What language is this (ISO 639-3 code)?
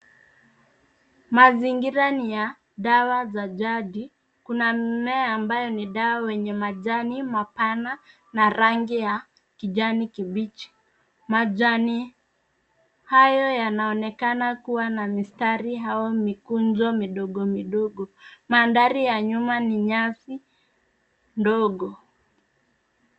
swa